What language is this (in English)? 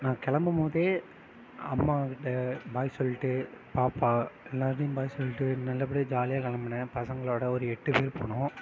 Tamil